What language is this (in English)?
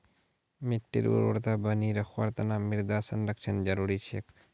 Magahi